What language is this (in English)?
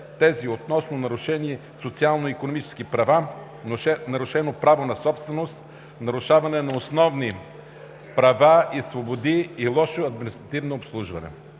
Bulgarian